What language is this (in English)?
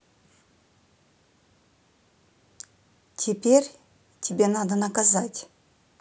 Russian